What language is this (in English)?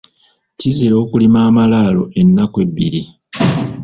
Ganda